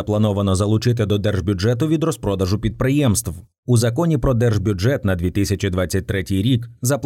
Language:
Ukrainian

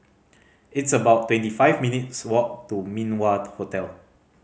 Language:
English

